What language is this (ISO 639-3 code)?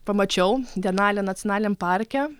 lit